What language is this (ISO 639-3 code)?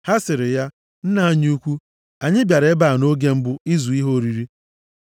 ibo